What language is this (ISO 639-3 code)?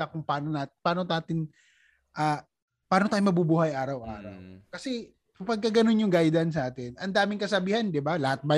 fil